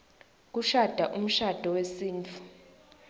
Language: Swati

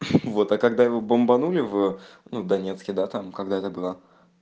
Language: Russian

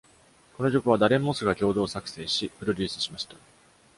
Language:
Japanese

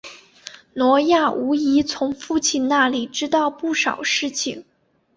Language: Chinese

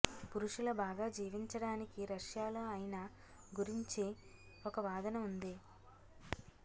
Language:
Telugu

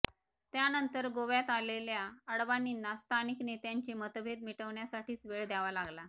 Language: Marathi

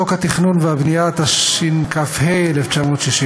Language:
Hebrew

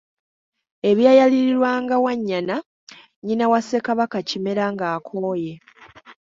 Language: Ganda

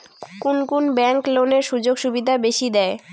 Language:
Bangla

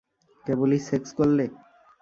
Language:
Bangla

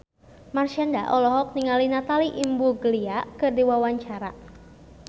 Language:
Sundanese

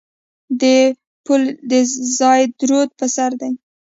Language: Pashto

